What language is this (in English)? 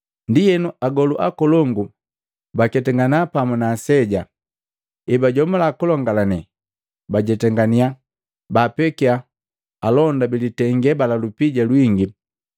Matengo